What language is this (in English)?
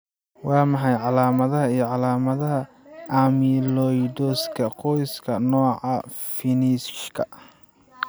Somali